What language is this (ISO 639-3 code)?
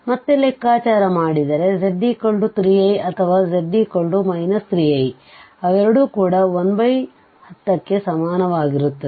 kan